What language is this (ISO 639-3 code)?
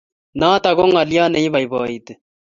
kln